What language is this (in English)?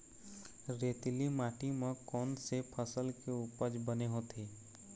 Chhattisgarhi